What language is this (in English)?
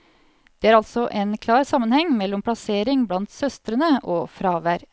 Norwegian